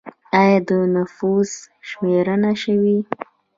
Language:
Pashto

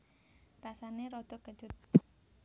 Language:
Javanese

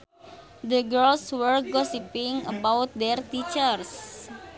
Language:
Sundanese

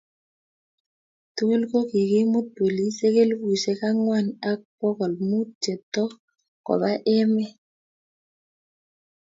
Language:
Kalenjin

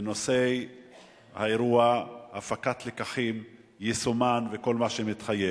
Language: Hebrew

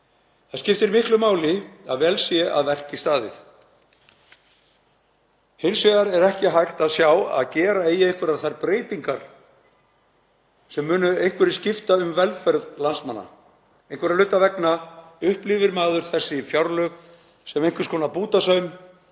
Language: Icelandic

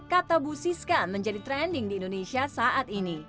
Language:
Indonesian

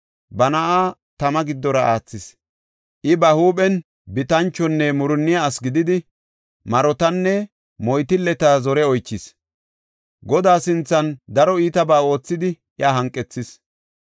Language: Gofa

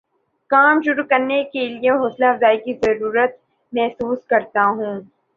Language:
Urdu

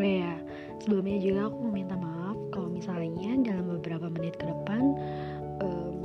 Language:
Indonesian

